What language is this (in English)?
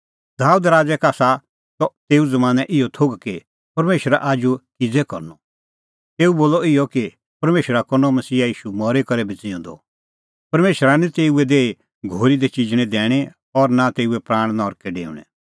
Kullu Pahari